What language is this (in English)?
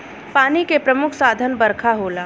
Bhojpuri